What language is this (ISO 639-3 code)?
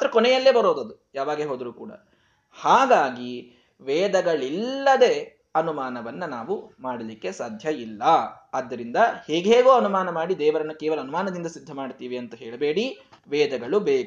kan